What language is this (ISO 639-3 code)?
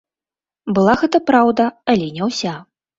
bel